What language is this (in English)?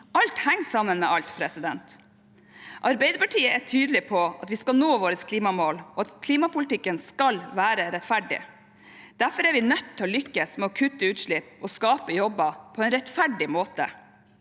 Norwegian